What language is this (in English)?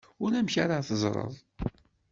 Kabyle